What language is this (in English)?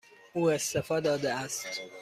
Persian